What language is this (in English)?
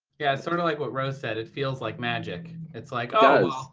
English